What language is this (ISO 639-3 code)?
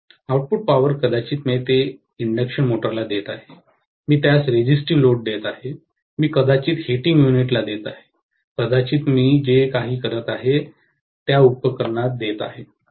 mar